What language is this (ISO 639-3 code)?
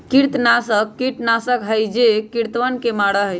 mag